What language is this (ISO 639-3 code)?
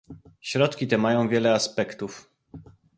pol